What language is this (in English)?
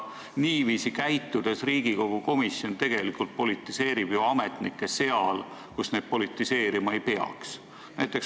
Estonian